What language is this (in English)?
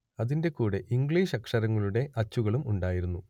Malayalam